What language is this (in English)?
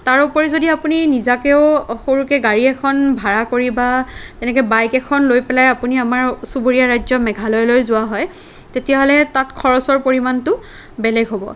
Assamese